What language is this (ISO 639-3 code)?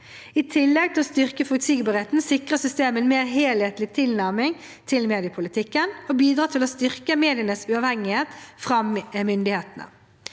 nor